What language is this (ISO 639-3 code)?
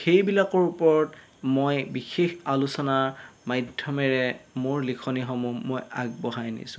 asm